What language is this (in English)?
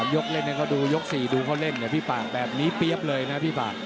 Thai